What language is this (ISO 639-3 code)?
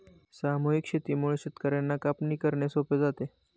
mar